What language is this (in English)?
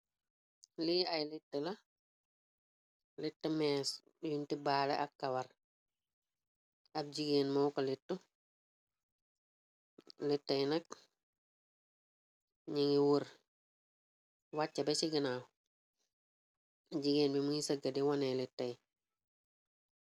Wolof